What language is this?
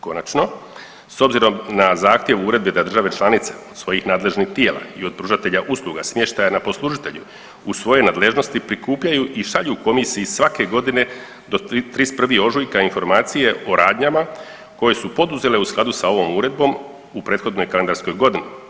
Croatian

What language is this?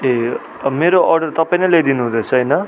Nepali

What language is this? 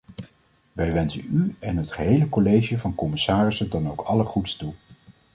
Dutch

